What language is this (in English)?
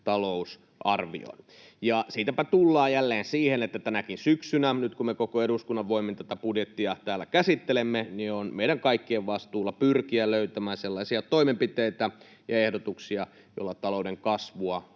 Finnish